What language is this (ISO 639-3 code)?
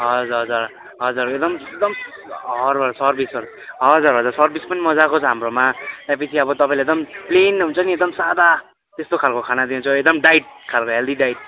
nep